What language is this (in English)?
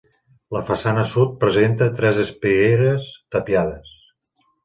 Catalan